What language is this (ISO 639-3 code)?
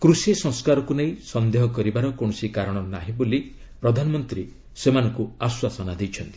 ori